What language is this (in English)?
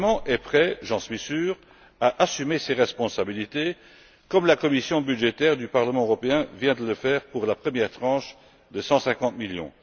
French